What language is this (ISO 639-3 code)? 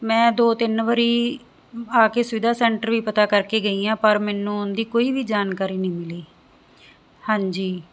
pan